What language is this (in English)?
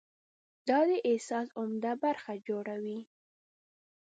Pashto